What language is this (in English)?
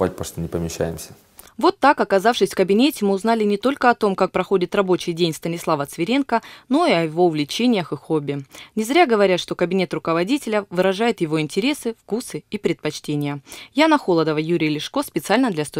Russian